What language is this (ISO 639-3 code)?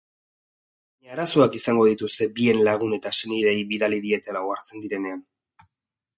eus